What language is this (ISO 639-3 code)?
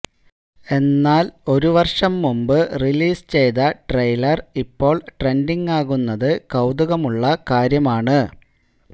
mal